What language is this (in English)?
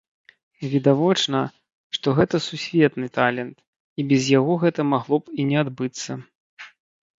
Belarusian